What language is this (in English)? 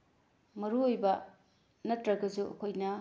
Manipuri